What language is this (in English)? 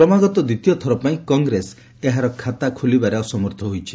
Odia